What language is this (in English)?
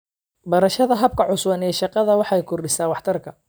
Somali